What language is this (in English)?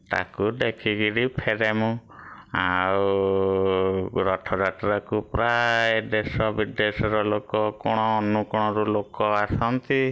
Odia